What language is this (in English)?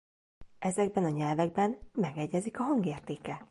Hungarian